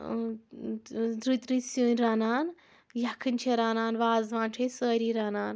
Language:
Kashmiri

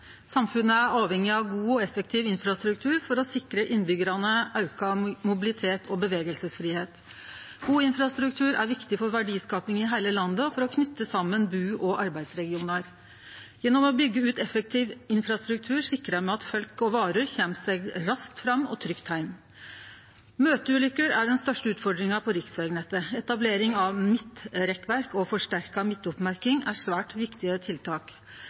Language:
Norwegian Nynorsk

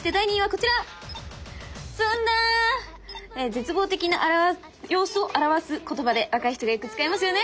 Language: Japanese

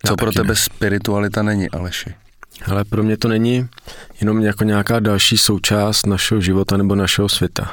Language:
Czech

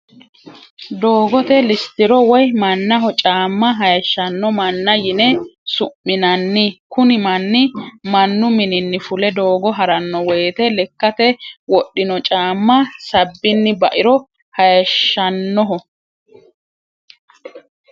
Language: Sidamo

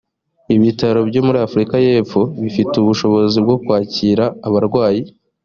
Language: Kinyarwanda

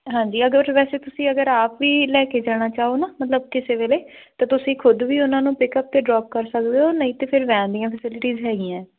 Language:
Punjabi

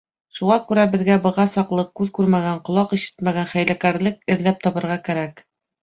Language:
Bashkir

